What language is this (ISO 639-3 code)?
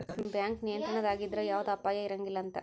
kan